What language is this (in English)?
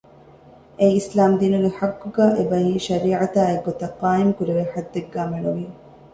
Divehi